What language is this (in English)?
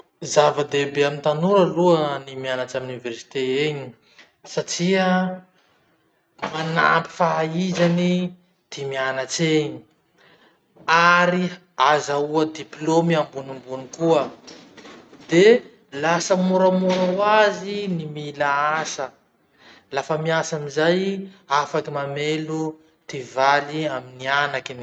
Masikoro Malagasy